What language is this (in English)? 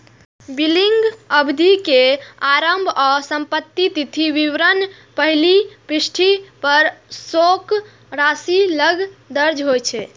Maithili